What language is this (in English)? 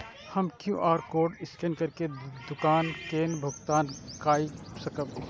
Maithili